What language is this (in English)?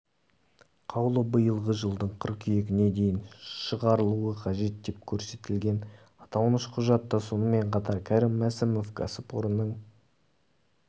Kazakh